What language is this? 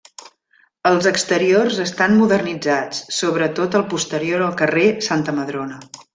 Catalan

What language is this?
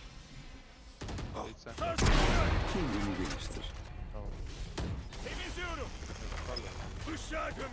Turkish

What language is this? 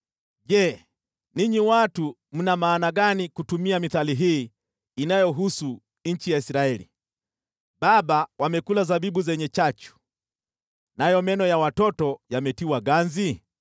Swahili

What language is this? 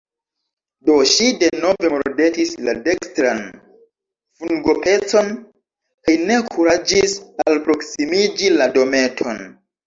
Esperanto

